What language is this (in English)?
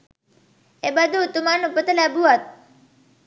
Sinhala